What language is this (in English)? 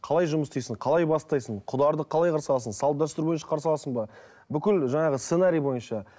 Kazakh